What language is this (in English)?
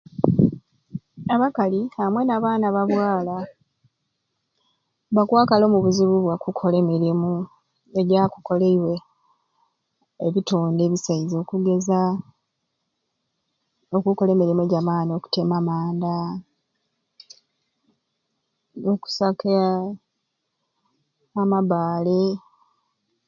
Ruuli